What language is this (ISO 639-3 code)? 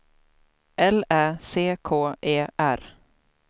swe